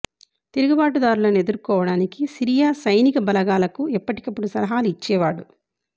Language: Telugu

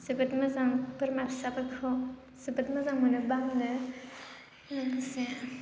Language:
Bodo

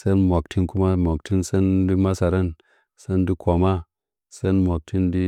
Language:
Nzanyi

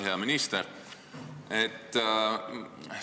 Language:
Estonian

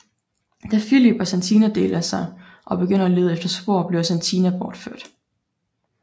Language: Danish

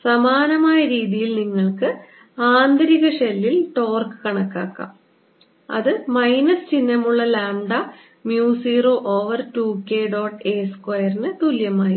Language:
Malayalam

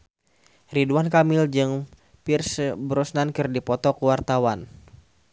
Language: Sundanese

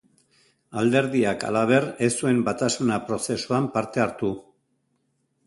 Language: Basque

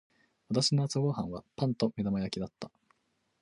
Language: Japanese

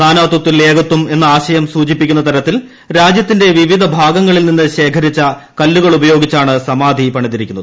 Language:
Malayalam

